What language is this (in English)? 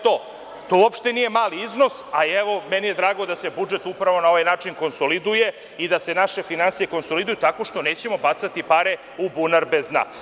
Serbian